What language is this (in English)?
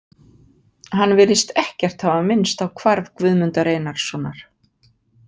Icelandic